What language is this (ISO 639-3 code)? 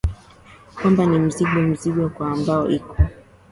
swa